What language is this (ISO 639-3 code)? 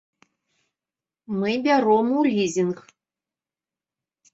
bel